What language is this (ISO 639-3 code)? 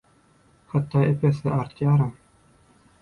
tuk